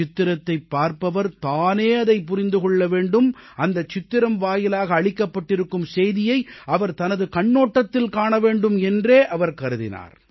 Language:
Tamil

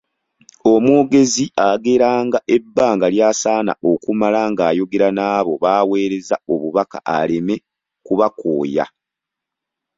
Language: Ganda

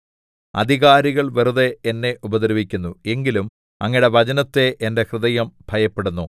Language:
Malayalam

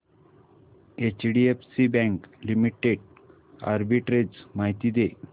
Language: Marathi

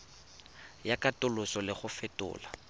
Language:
Tswana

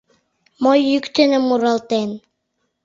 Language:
Mari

